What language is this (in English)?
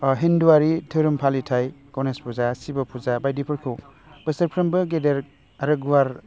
Bodo